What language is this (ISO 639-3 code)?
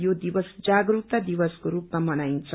nep